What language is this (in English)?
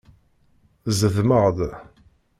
Kabyle